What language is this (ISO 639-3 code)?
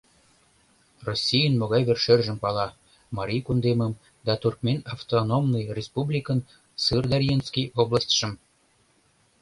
chm